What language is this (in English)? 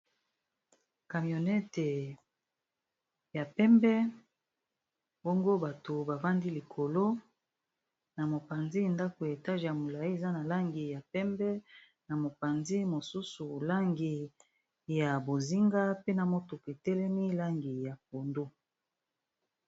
Lingala